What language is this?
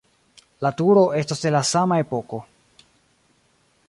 Esperanto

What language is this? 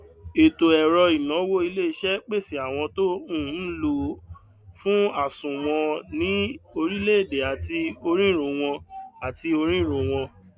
Yoruba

